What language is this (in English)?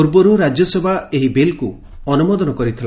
Odia